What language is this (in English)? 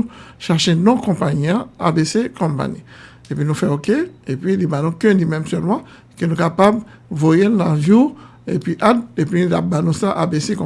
French